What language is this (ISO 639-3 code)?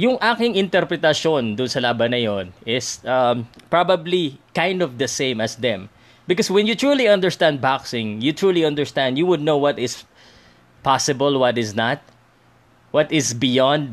fil